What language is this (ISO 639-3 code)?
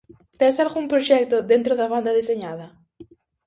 glg